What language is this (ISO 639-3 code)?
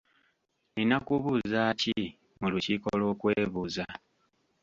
lug